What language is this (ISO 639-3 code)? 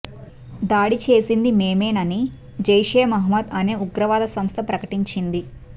tel